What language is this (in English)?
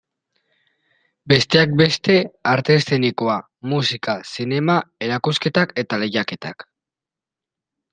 Basque